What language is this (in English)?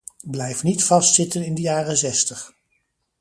Dutch